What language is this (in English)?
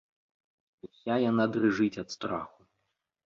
Belarusian